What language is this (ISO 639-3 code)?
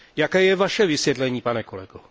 ces